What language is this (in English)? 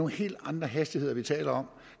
Danish